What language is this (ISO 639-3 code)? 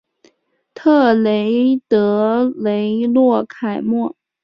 zho